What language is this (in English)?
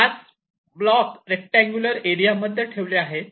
Marathi